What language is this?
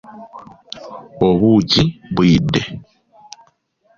Ganda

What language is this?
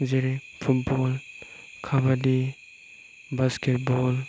Bodo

